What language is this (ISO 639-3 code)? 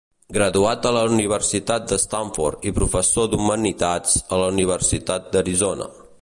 cat